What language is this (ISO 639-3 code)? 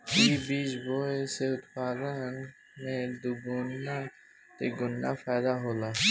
bho